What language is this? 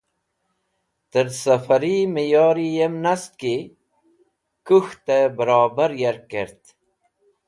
Wakhi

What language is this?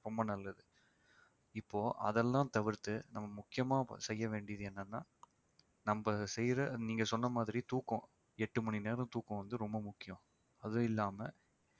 Tamil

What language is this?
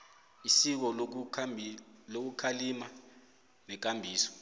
South Ndebele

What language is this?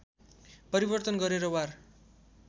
Nepali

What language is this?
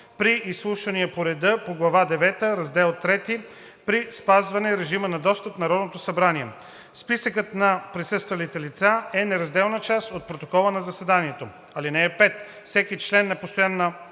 Bulgarian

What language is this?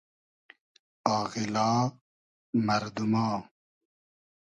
Hazaragi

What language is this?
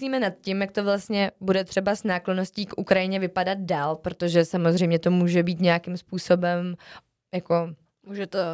Czech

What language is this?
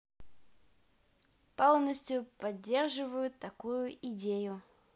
Russian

